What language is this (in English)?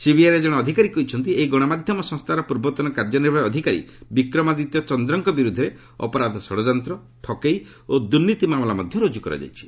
Odia